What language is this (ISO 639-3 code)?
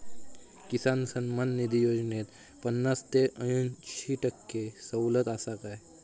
mar